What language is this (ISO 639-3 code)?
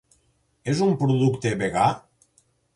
cat